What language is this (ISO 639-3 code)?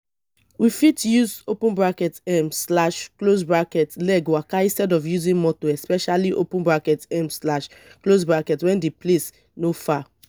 pcm